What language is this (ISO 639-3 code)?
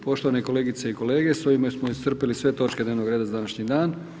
hrv